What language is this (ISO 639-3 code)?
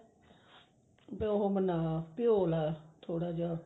pan